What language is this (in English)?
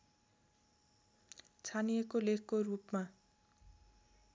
Nepali